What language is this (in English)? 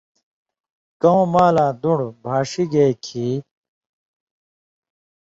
Indus Kohistani